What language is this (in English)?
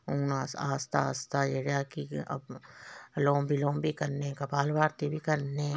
Dogri